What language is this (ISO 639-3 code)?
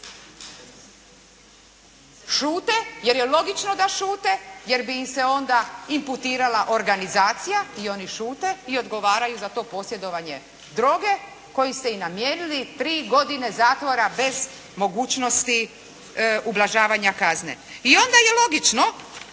hrv